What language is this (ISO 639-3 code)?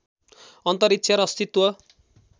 nep